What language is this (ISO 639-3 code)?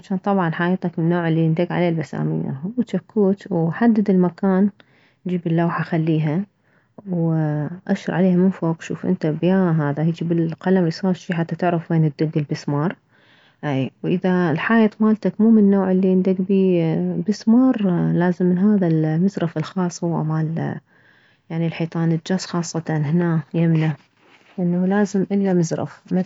acm